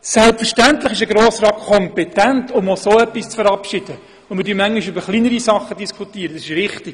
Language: Swiss German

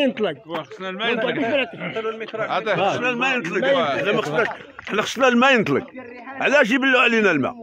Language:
Arabic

